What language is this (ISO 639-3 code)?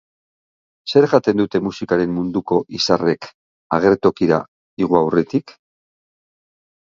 eus